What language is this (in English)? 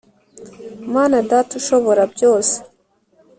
Kinyarwanda